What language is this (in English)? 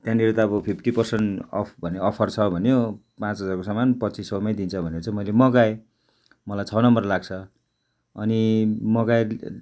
Nepali